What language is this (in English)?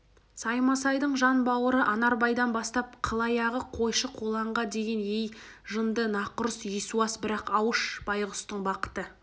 Kazakh